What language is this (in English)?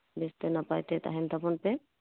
Santali